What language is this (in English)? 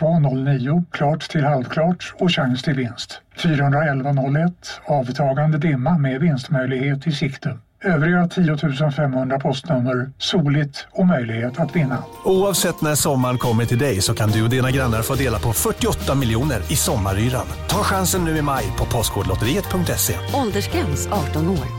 Swedish